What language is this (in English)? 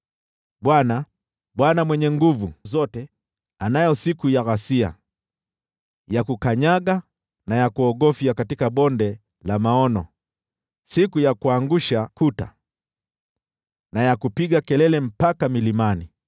Swahili